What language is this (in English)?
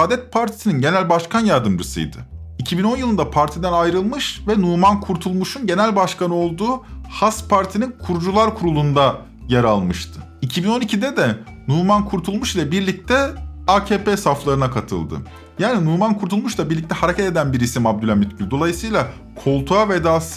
Turkish